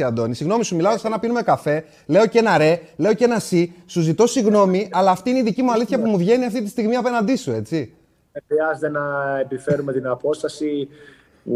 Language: Greek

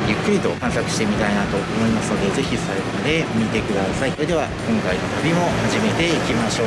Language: Japanese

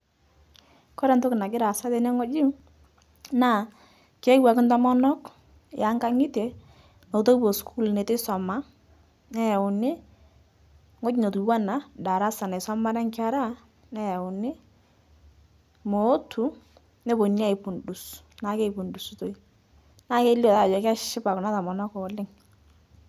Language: Masai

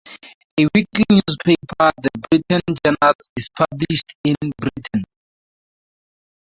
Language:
English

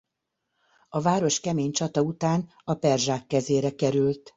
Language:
Hungarian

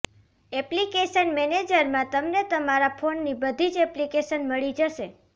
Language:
Gujarati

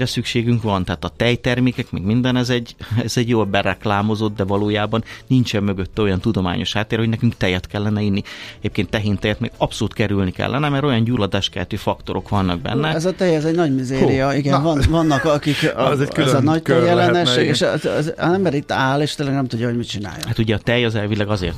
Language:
Hungarian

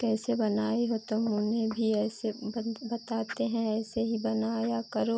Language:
Hindi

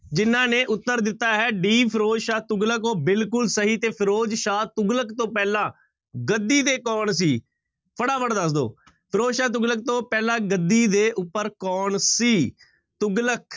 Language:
Punjabi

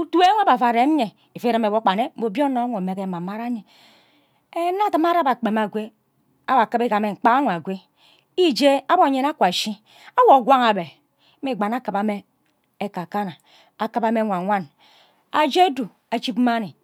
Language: Ubaghara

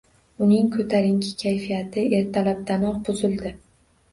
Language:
Uzbek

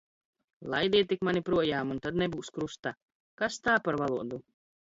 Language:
Latvian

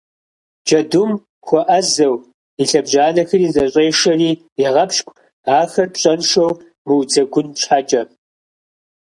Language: Kabardian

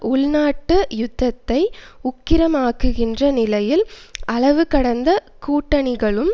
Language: Tamil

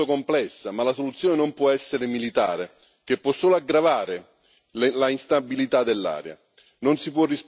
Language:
Italian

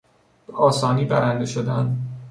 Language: Persian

